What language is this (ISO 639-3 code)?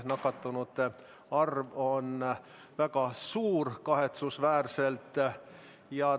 est